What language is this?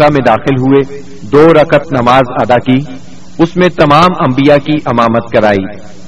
Urdu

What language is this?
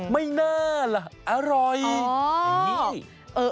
Thai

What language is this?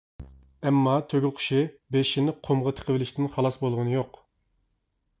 Uyghur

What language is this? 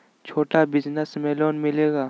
Magahi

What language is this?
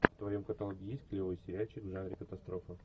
Russian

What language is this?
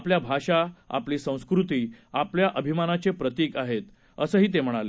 Marathi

